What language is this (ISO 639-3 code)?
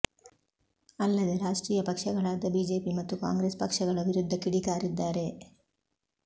kan